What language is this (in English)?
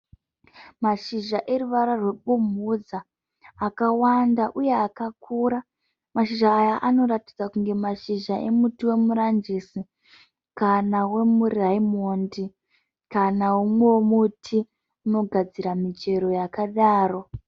Shona